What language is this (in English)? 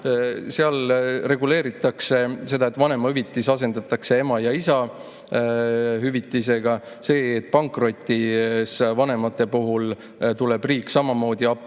Estonian